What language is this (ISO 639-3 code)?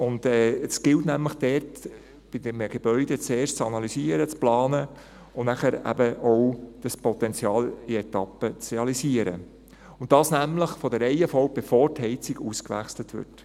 gsw